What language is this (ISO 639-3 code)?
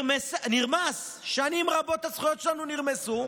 heb